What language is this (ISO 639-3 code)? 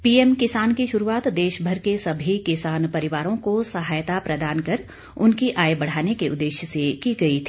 hin